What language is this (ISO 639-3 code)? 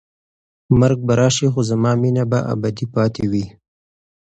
pus